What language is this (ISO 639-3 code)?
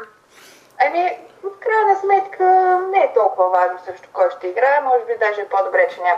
bul